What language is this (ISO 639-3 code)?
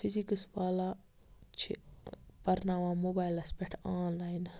kas